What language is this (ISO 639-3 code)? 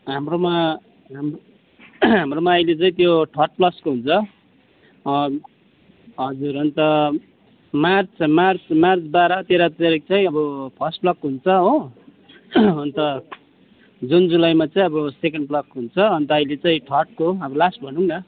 nep